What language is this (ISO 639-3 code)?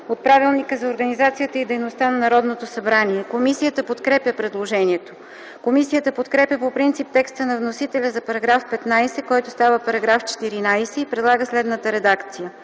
bul